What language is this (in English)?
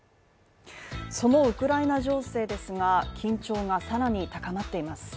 Japanese